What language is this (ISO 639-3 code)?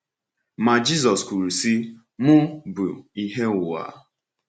ibo